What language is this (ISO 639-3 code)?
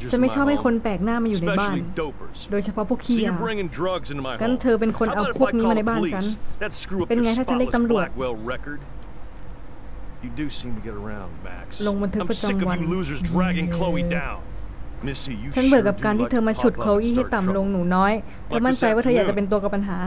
tha